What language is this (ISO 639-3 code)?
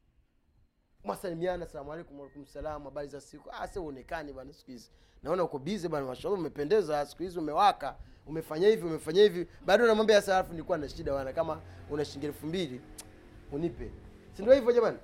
swa